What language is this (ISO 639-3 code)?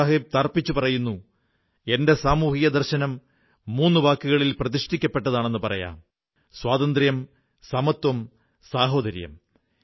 mal